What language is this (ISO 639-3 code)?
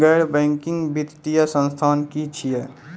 mai